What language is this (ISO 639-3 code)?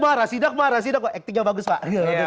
ind